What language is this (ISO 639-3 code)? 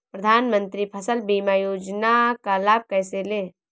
hin